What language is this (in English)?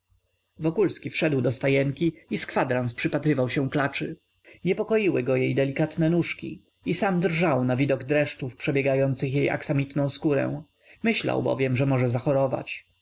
Polish